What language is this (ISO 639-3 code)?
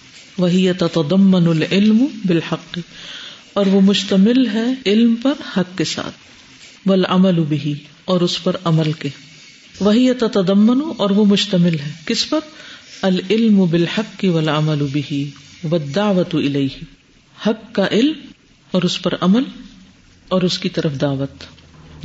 urd